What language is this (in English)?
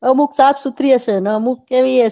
Gujarati